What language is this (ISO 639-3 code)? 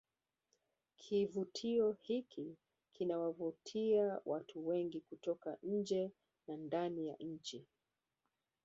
swa